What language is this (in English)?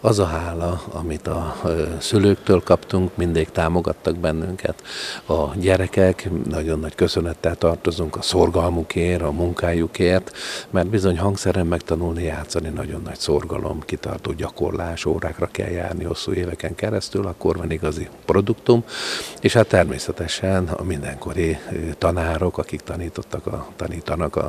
Hungarian